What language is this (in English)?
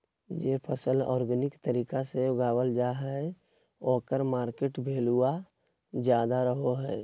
Magahi